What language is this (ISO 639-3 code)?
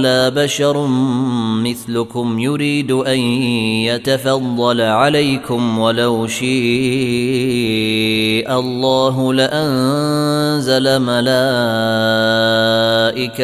ara